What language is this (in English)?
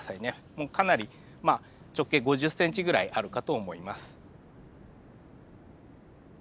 Japanese